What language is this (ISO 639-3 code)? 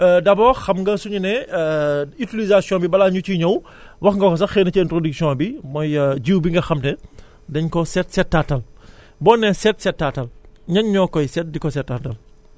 wol